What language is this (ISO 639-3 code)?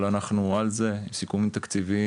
heb